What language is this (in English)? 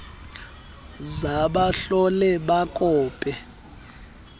Xhosa